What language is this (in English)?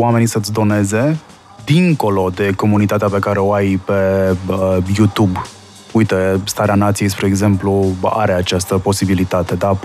Romanian